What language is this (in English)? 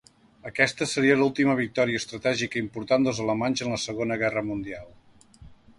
Catalan